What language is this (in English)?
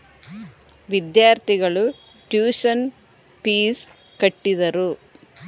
Kannada